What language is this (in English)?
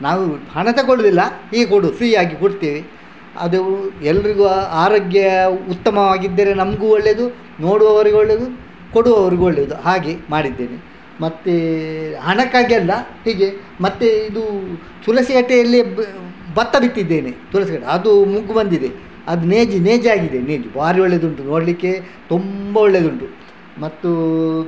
Kannada